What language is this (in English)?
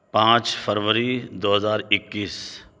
Urdu